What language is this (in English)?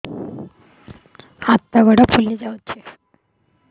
Odia